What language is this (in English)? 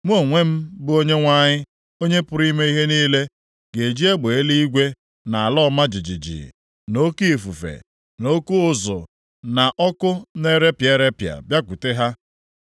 Igbo